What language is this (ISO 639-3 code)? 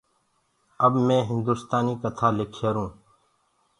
ggg